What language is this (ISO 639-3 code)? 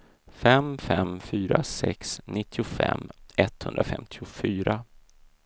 swe